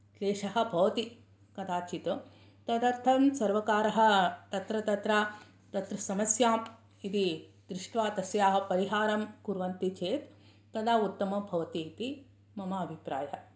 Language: Sanskrit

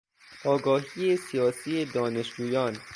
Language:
Persian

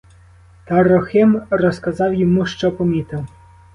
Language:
Ukrainian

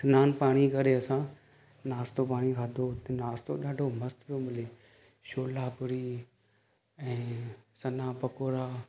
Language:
Sindhi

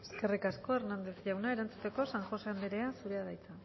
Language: Basque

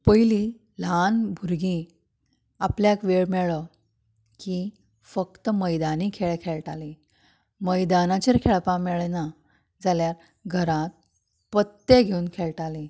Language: Konkani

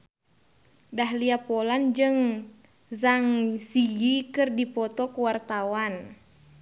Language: Sundanese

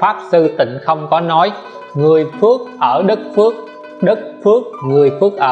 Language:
Vietnamese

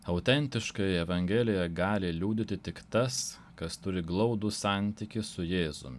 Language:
Lithuanian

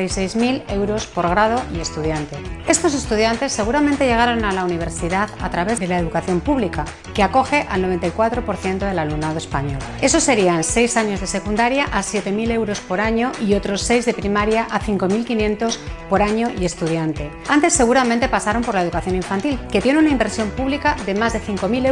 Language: Spanish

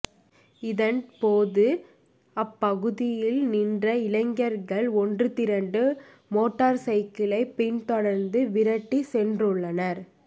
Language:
Tamil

